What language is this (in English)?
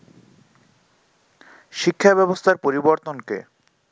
Bangla